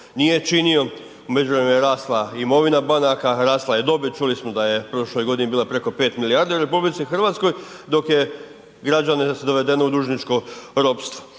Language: Croatian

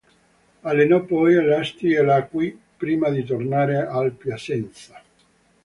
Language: Italian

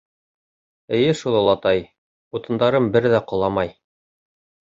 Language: Bashkir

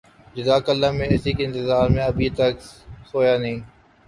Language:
Urdu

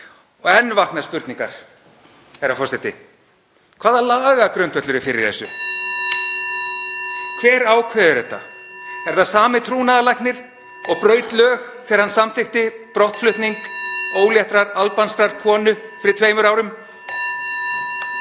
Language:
Icelandic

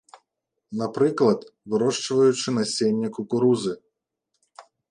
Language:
Belarusian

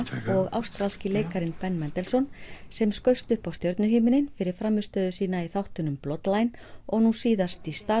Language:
Icelandic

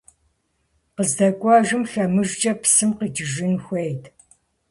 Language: Kabardian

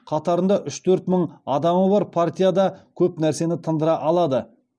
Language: Kazakh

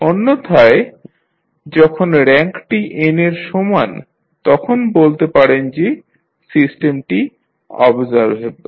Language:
Bangla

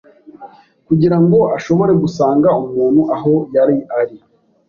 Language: Kinyarwanda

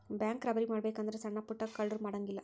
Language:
Kannada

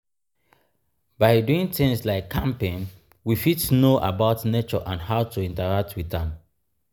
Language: Nigerian Pidgin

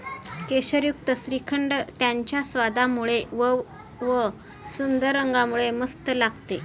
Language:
Marathi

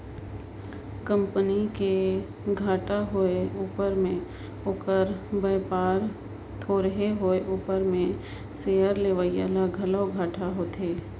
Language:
Chhattisgarhi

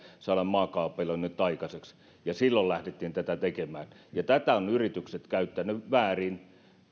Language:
Finnish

